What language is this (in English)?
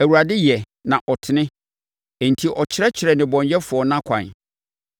Akan